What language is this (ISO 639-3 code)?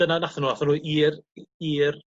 cym